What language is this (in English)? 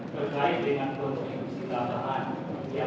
Indonesian